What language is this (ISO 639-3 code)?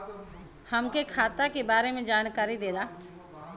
bho